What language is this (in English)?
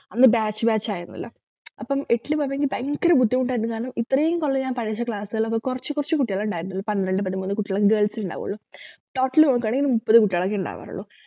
Malayalam